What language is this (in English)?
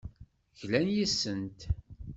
Kabyle